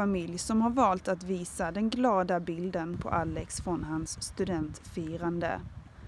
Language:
Swedish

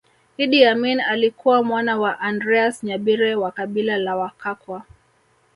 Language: Swahili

